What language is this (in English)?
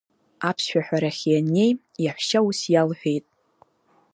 Abkhazian